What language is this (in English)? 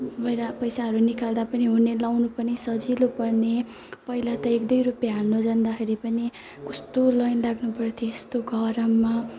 Nepali